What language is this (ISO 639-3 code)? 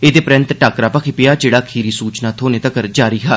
doi